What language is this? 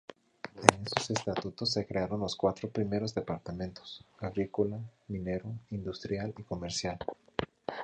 Spanish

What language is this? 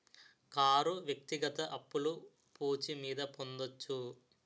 Telugu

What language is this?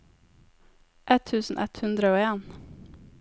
Norwegian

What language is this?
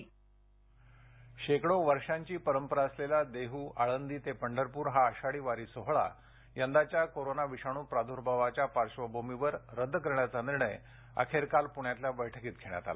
Marathi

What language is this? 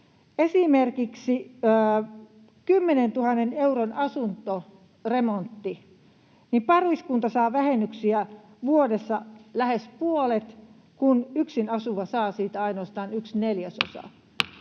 Finnish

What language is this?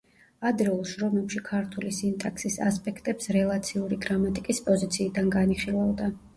Georgian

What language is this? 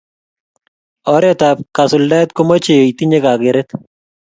Kalenjin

